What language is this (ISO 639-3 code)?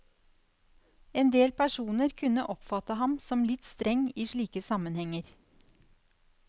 nor